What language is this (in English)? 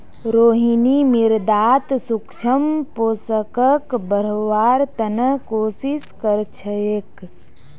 Magahi